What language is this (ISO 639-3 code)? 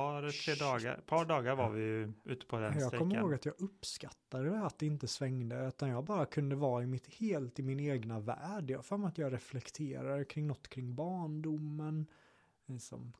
swe